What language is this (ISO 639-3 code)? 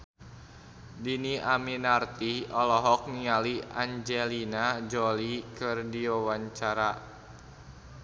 sun